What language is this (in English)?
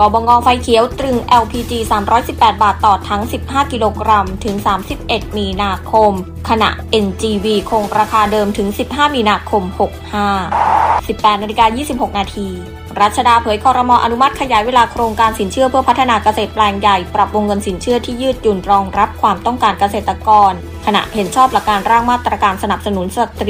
Thai